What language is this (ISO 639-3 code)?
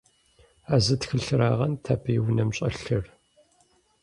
kbd